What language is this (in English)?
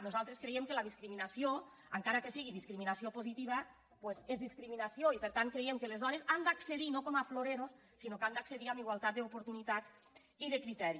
Catalan